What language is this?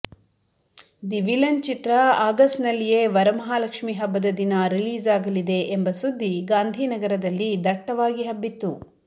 Kannada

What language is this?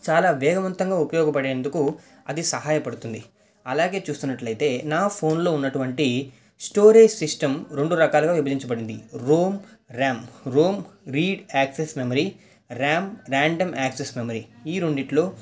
Telugu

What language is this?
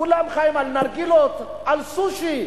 Hebrew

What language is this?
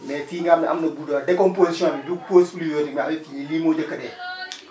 Wolof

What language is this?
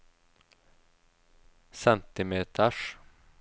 Norwegian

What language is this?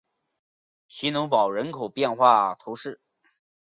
Chinese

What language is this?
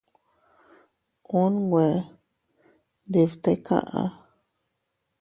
Teutila Cuicatec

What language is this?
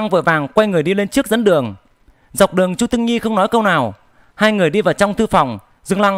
Vietnamese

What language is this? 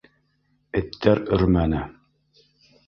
Bashkir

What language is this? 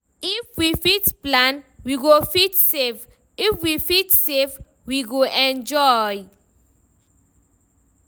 Nigerian Pidgin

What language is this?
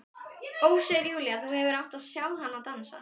Icelandic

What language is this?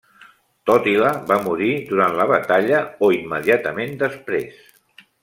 Catalan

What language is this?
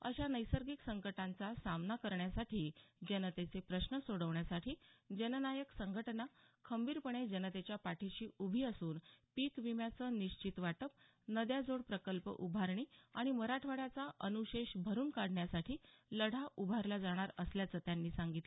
Marathi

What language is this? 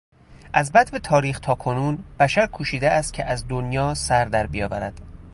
Persian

